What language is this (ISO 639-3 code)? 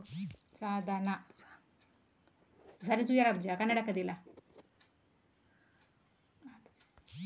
kan